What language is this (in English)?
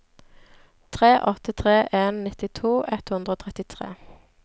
Norwegian